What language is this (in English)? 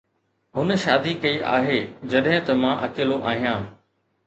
Sindhi